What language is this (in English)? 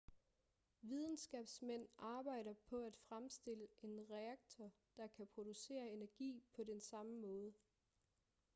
Danish